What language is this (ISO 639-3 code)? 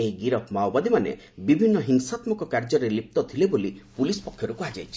ori